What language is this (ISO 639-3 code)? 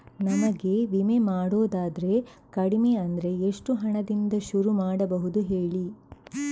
kan